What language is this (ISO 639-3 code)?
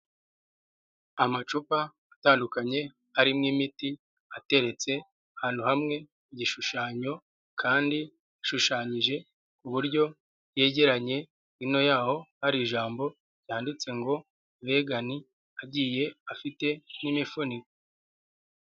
kin